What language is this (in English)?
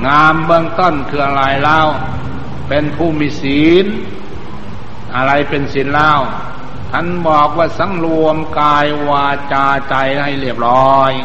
Thai